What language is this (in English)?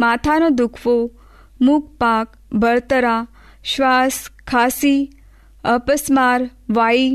Hindi